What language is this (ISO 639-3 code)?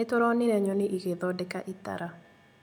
kik